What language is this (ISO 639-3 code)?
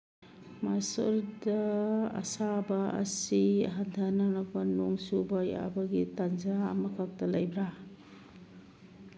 mni